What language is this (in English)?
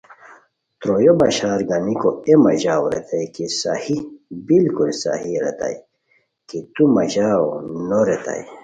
Khowar